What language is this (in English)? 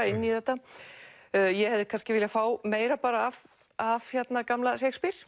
Icelandic